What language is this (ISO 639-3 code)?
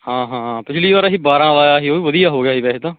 pan